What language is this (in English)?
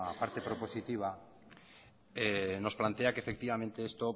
Spanish